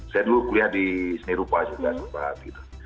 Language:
Indonesian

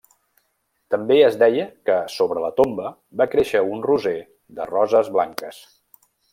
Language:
Catalan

